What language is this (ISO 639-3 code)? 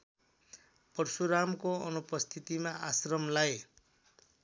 nep